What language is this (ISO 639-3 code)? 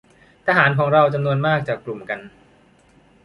tha